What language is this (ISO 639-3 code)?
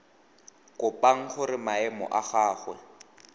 tsn